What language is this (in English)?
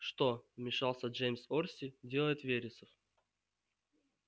Russian